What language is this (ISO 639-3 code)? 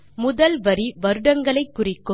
tam